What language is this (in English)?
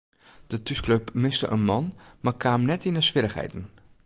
Western Frisian